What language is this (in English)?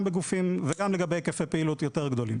Hebrew